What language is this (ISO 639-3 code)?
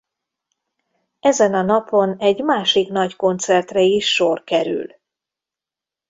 hun